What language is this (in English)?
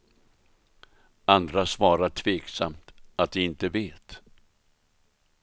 Swedish